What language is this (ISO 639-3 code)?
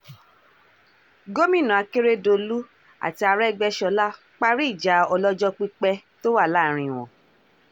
yor